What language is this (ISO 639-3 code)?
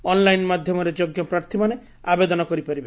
ori